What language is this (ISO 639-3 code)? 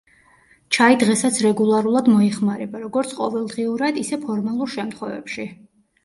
kat